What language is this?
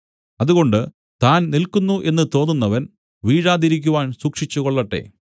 Malayalam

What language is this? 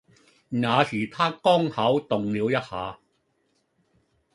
Cantonese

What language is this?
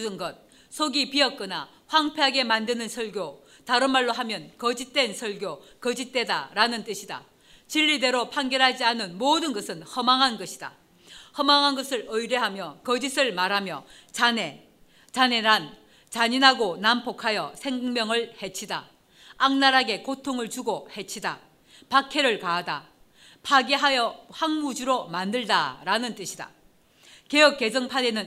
Korean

